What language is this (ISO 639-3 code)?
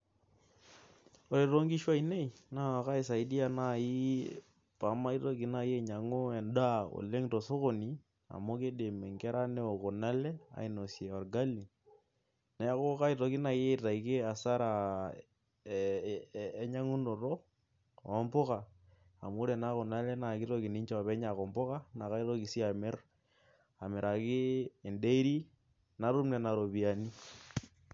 mas